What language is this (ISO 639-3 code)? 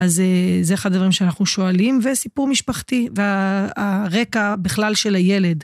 heb